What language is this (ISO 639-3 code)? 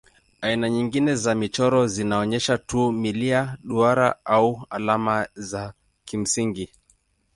swa